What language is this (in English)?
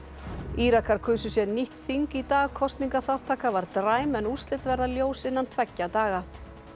Icelandic